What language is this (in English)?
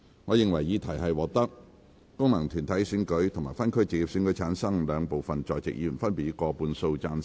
Cantonese